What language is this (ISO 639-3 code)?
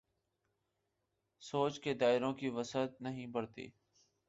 urd